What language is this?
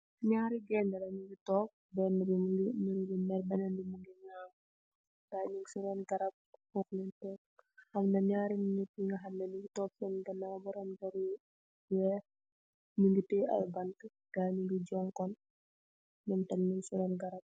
Wolof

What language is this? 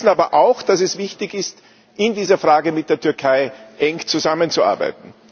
German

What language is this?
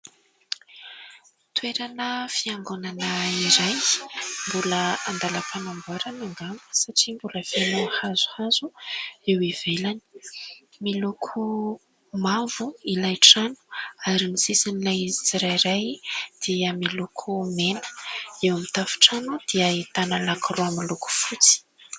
Malagasy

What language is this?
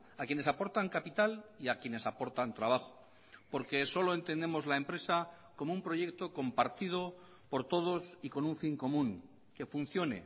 Spanish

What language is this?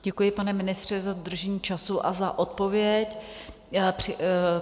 Czech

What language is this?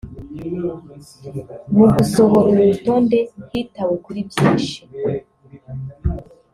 Kinyarwanda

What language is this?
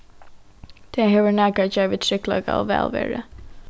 Faroese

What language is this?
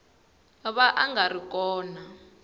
Tsonga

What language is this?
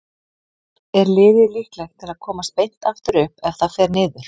Icelandic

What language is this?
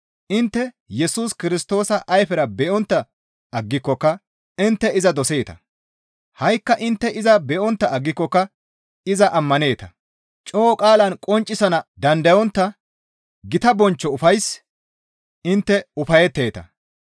Gamo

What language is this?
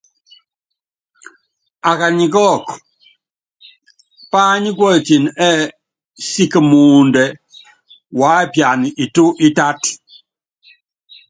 Yangben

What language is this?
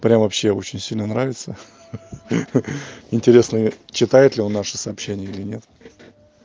Russian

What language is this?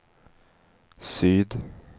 Swedish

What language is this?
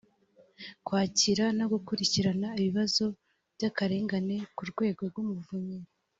Kinyarwanda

